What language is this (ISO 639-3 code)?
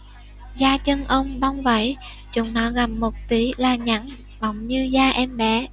vie